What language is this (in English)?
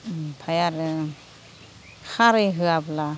Bodo